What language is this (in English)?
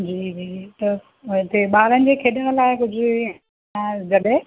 Sindhi